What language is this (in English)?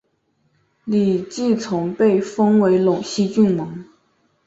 Chinese